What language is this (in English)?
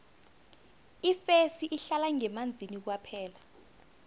South Ndebele